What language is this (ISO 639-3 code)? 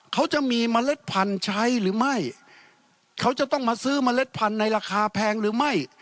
tha